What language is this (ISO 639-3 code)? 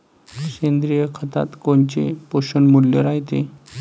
mar